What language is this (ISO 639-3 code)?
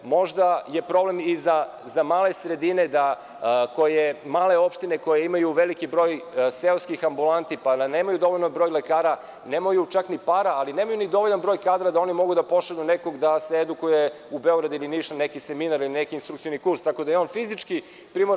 srp